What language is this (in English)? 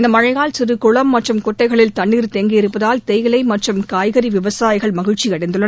Tamil